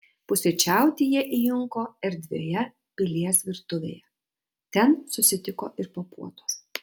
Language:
Lithuanian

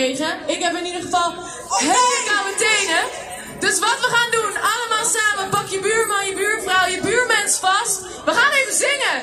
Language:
Dutch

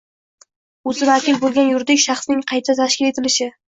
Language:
Uzbek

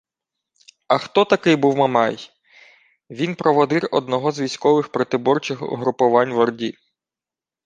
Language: Ukrainian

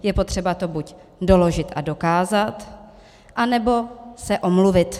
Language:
Czech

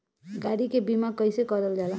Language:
Bhojpuri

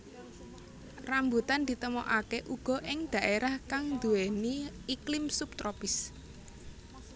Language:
Javanese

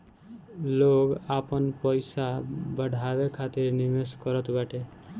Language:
Bhojpuri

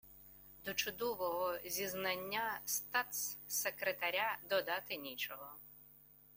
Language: Ukrainian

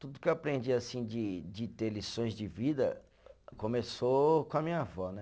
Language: Portuguese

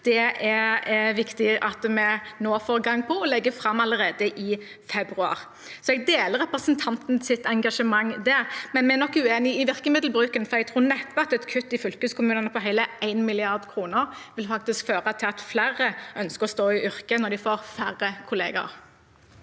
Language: Norwegian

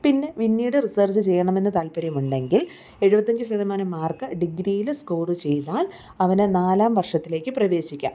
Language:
Malayalam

